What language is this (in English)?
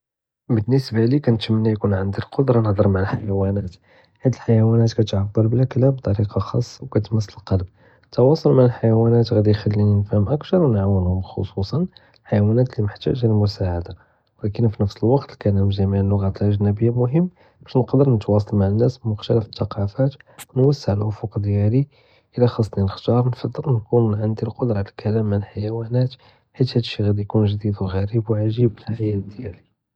Judeo-Arabic